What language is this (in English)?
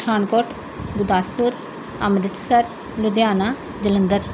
Punjabi